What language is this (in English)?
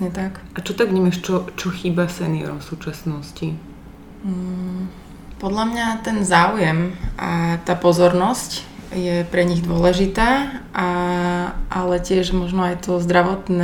Slovak